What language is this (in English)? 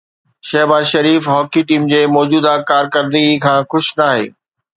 Sindhi